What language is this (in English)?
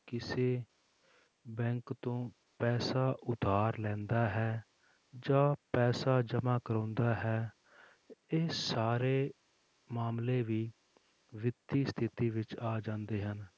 Punjabi